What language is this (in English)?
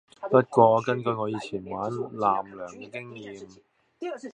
Cantonese